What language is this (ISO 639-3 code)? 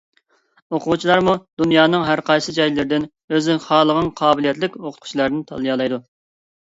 uig